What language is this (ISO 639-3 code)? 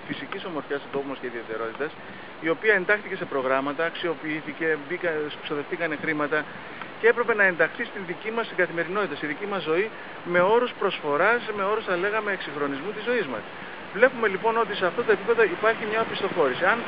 ell